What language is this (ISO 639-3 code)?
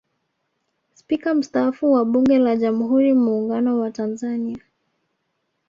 swa